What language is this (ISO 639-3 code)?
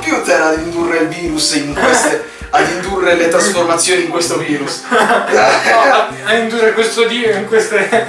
ita